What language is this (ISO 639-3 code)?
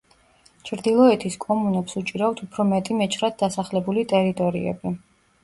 kat